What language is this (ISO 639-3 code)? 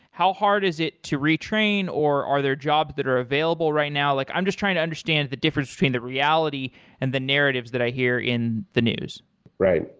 eng